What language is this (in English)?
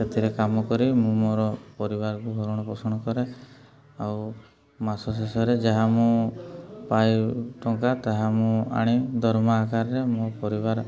Odia